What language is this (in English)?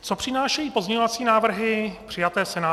Czech